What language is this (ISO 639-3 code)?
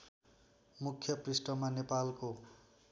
nep